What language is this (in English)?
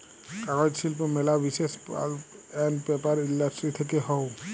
Bangla